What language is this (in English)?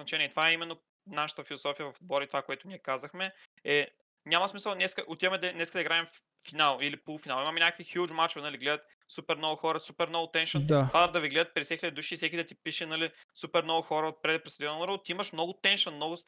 Bulgarian